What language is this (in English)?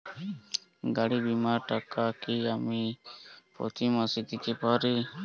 Bangla